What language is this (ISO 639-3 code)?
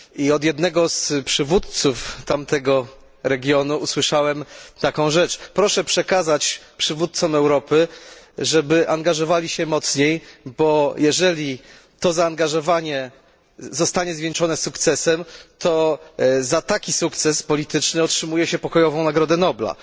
pol